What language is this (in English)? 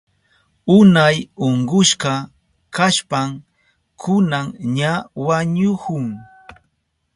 Southern Pastaza Quechua